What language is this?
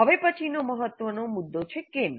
Gujarati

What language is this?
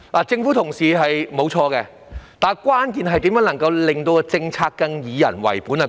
Cantonese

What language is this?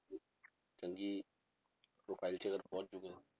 Punjabi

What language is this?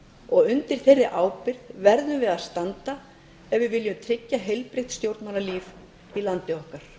Icelandic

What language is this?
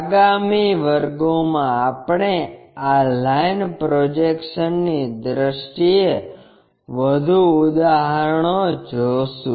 Gujarati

